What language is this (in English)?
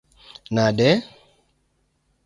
Luo (Kenya and Tanzania)